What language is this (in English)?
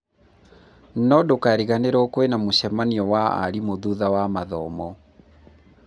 Kikuyu